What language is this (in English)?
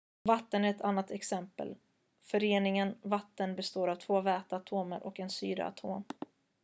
Swedish